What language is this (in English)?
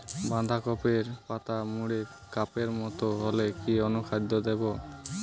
Bangla